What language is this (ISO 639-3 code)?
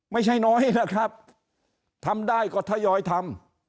tha